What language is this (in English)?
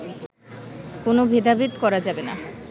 Bangla